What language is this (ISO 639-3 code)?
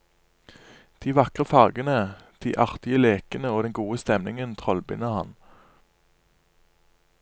nor